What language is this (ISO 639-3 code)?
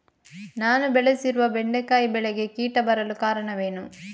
kan